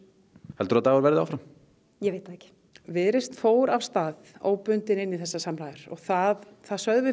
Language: Icelandic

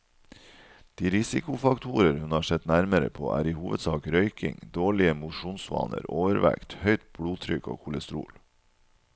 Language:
Norwegian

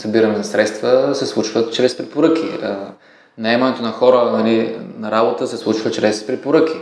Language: Bulgarian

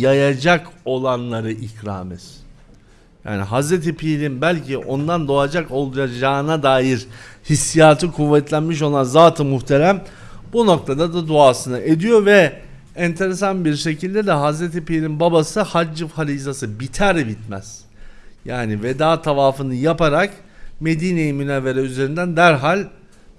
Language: Turkish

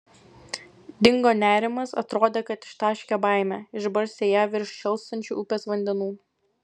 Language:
Lithuanian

